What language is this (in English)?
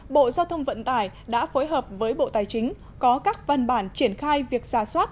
Vietnamese